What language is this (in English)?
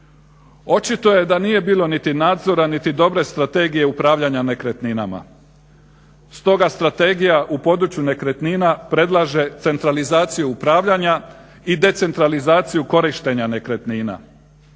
Croatian